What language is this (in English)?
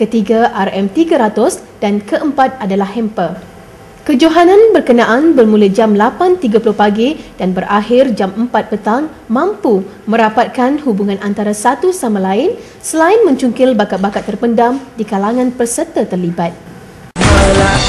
Malay